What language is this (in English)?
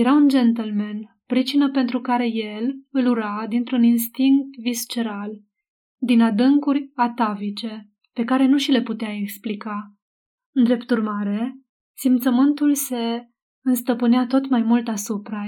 Romanian